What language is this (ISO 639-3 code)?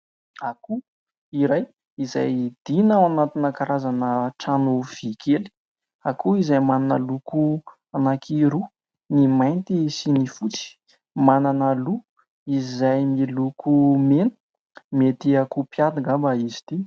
mlg